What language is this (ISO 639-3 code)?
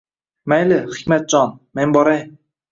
uzb